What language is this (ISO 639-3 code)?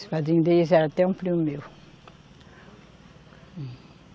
por